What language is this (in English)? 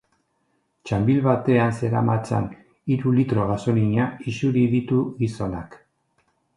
Basque